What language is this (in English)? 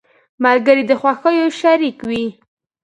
Pashto